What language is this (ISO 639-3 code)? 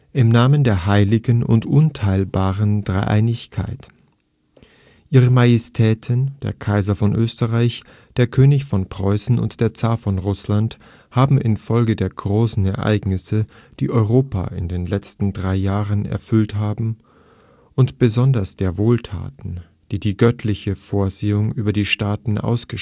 deu